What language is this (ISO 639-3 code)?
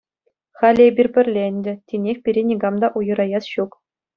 chv